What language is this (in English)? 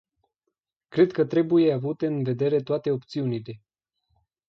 Romanian